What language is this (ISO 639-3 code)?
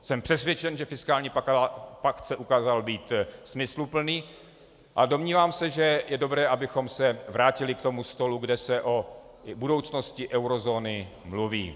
ces